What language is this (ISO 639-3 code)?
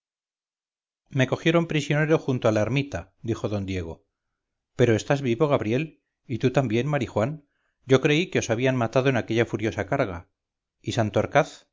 spa